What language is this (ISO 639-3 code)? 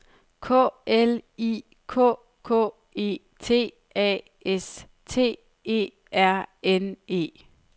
dan